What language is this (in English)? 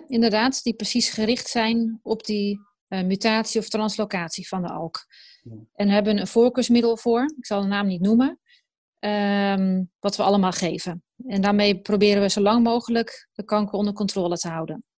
Dutch